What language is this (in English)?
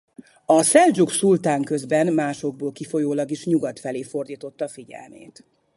Hungarian